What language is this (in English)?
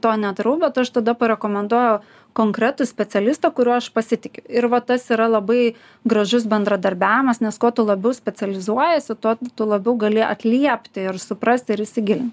Lithuanian